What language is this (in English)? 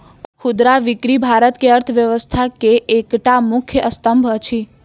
Maithili